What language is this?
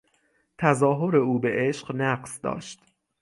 Persian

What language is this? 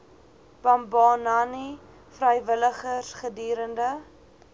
Afrikaans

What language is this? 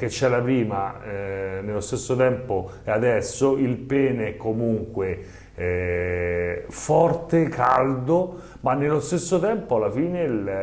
Italian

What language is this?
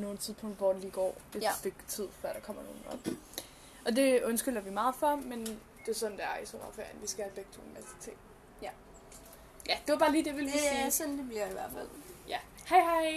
Danish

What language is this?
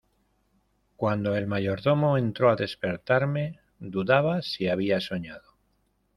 Spanish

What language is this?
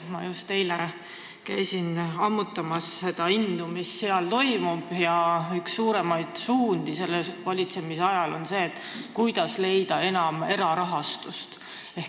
Estonian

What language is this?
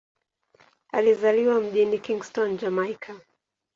Swahili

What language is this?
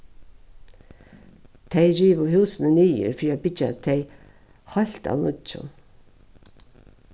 Faroese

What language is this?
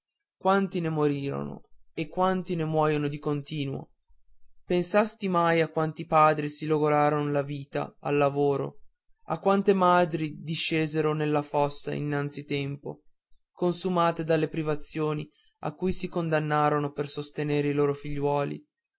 Italian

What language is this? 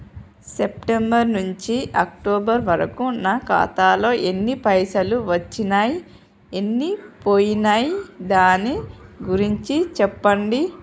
Telugu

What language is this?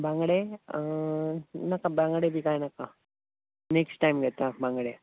Konkani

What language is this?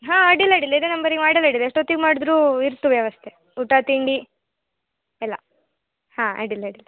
Kannada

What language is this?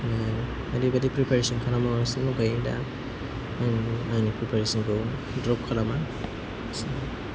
Bodo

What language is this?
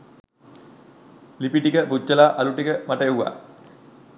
Sinhala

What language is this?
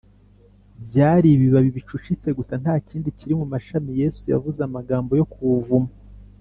Kinyarwanda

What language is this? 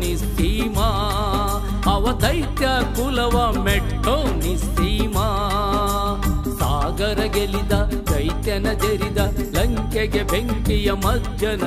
Arabic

